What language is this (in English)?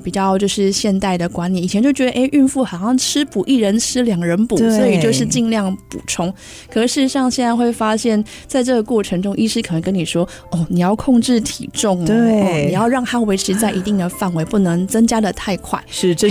Chinese